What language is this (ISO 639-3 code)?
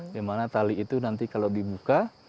ind